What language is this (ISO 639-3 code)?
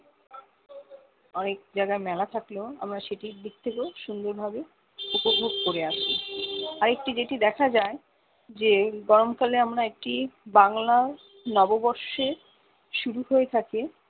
ben